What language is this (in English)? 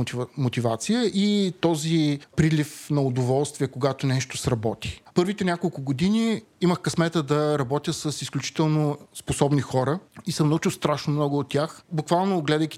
Bulgarian